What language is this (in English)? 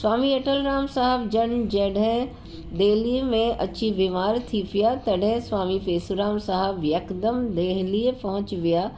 Sindhi